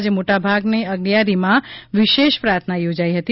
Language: Gujarati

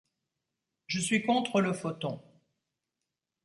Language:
French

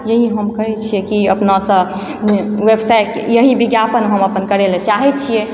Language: Maithili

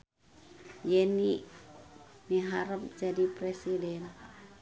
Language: Sundanese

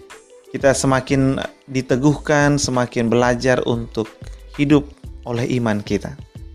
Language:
Indonesian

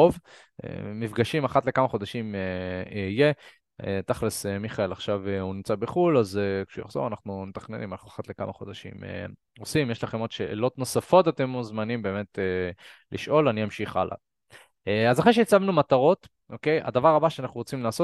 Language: Hebrew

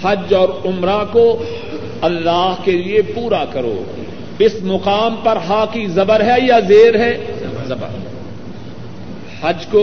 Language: Urdu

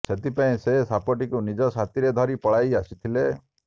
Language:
Odia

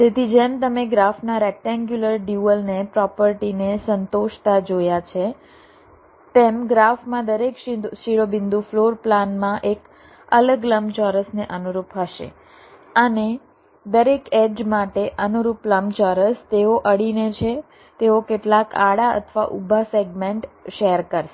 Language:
Gujarati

